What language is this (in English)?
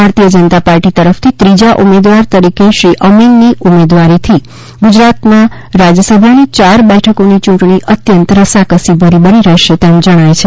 Gujarati